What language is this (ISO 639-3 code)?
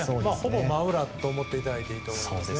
jpn